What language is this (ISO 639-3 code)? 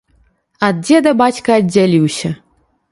bel